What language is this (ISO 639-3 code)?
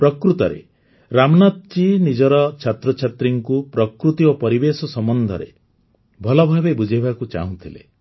ori